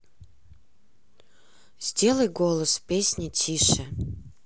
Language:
Russian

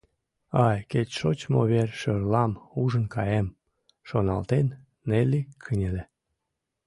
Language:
Mari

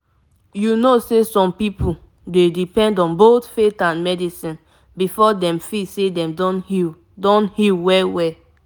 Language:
Nigerian Pidgin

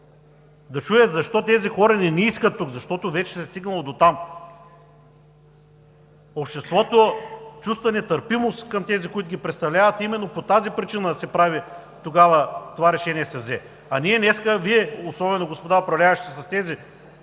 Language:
Bulgarian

